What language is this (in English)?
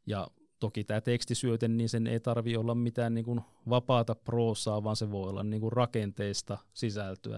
Finnish